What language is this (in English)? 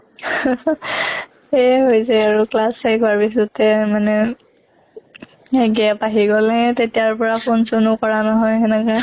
Assamese